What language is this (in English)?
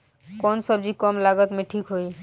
Bhojpuri